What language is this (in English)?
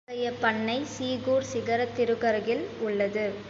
Tamil